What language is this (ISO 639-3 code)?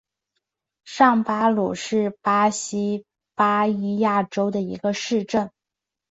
zho